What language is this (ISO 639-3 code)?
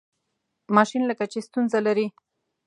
pus